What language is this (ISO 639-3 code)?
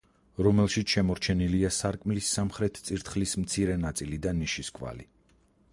kat